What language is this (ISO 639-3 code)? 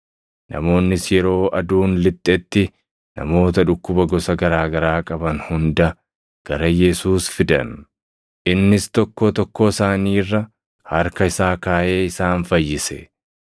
orm